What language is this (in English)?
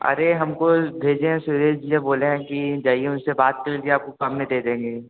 Hindi